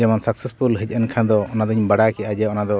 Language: Santali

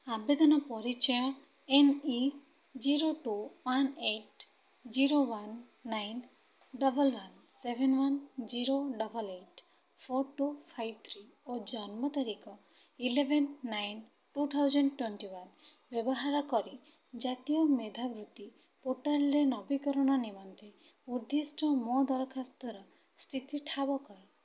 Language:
Odia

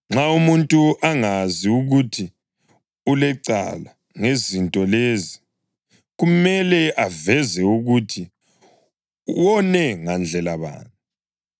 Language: North Ndebele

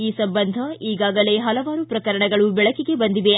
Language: Kannada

